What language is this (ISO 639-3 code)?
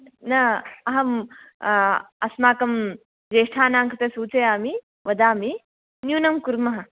san